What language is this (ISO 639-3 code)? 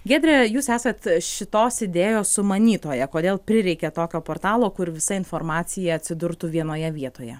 lit